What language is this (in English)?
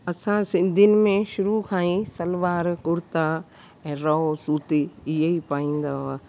Sindhi